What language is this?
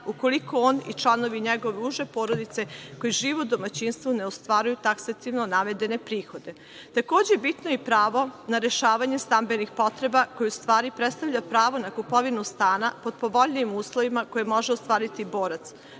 Serbian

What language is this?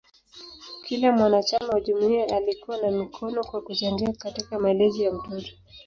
Swahili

